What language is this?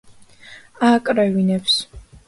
Georgian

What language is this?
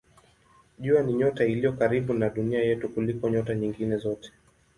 Swahili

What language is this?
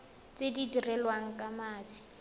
Tswana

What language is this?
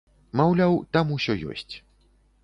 Belarusian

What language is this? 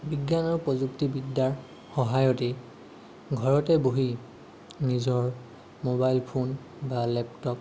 Assamese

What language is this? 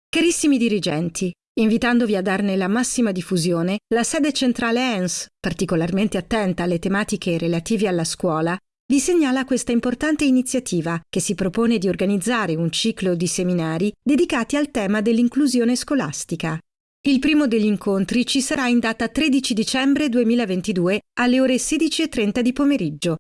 Italian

